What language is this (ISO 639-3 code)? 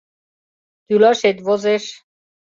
chm